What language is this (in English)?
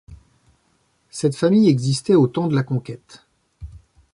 French